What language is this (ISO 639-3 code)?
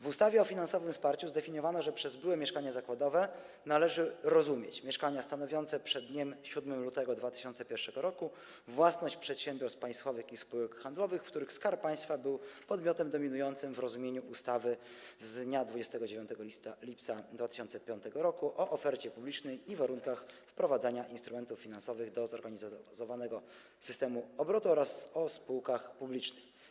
pol